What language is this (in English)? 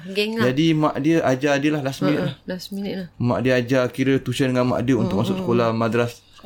Malay